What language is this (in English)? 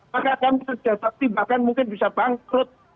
Indonesian